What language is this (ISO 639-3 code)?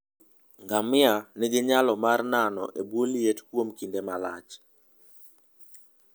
luo